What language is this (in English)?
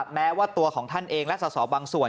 Thai